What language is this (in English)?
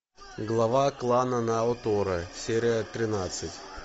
Russian